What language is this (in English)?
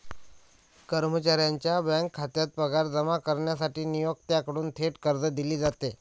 Marathi